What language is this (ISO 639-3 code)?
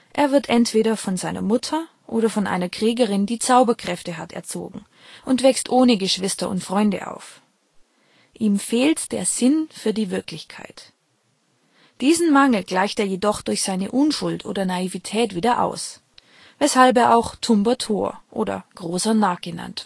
deu